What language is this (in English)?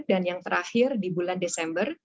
Indonesian